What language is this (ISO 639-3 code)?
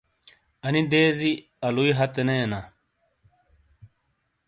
scl